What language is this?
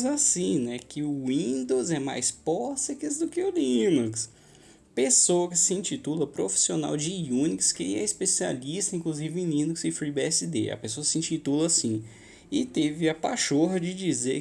Portuguese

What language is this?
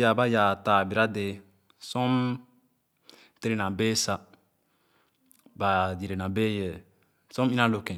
Khana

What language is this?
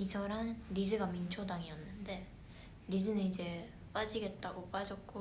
Korean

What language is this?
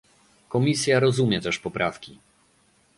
Polish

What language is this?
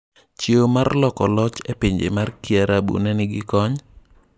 Luo (Kenya and Tanzania)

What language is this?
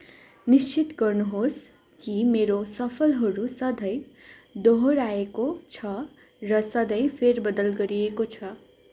Nepali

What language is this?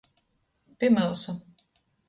Latgalian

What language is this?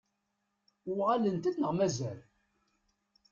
Kabyle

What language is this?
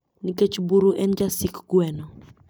Luo (Kenya and Tanzania)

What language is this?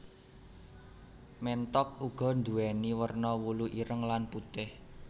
Javanese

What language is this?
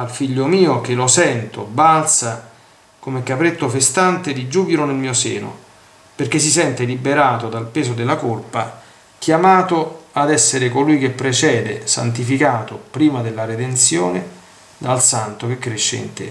Italian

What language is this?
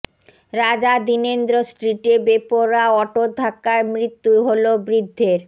Bangla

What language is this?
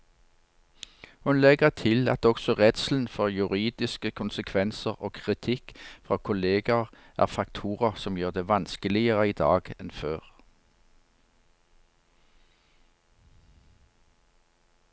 Norwegian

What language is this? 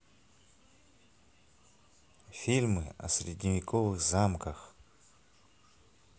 Russian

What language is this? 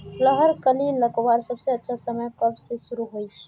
Magahi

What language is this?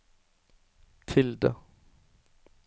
Norwegian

